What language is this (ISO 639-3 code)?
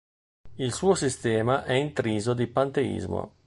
ita